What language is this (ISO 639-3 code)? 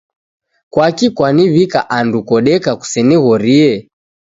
dav